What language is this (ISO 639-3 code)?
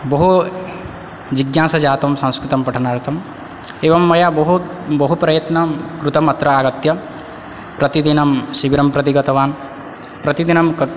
san